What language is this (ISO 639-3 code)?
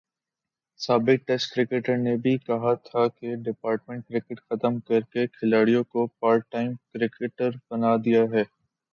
urd